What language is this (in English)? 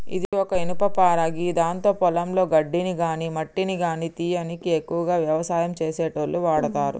Telugu